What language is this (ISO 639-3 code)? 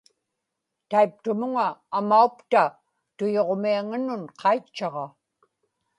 ipk